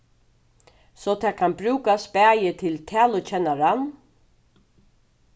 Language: Faroese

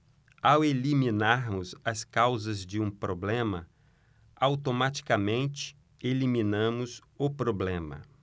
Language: Portuguese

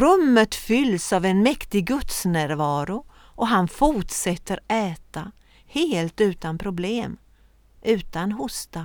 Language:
Swedish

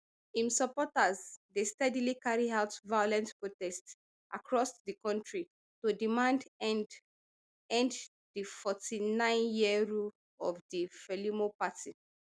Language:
Nigerian Pidgin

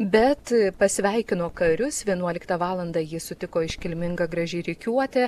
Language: Lithuanian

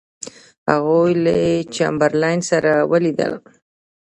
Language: Pashto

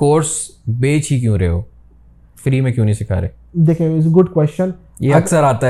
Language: Urdu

